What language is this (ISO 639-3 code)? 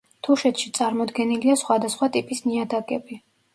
kat